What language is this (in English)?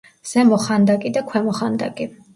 Georgian